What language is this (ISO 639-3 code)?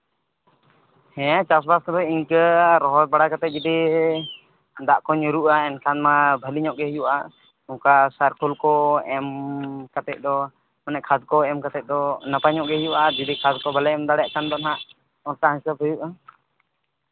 sat